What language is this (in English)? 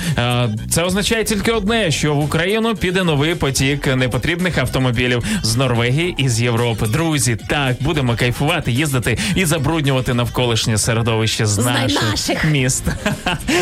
Ukrainian